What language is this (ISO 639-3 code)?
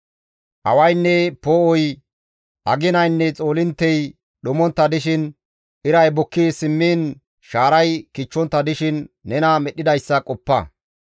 gmv